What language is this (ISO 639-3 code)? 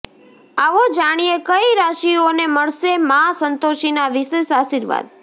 guj